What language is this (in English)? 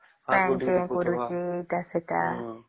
Odia